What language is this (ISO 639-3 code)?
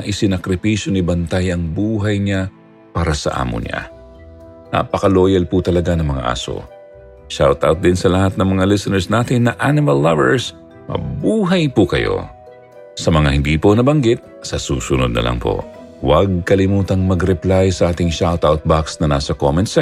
fil